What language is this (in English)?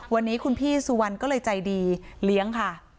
Thai